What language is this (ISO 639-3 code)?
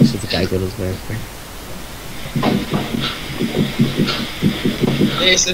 nld